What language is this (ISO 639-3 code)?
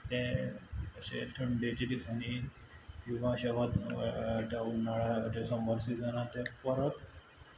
kok